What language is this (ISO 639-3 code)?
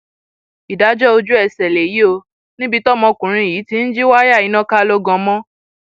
yor